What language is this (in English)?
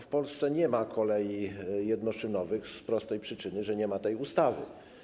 Polish